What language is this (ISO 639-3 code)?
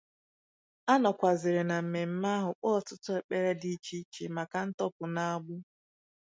ibo